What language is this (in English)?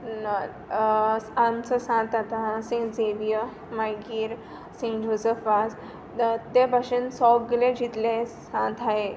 Konkani